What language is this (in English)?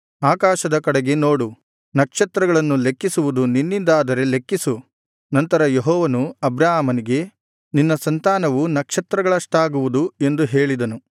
Kannada